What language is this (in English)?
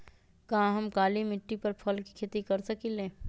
Magahi